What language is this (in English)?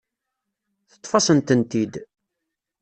Kabyle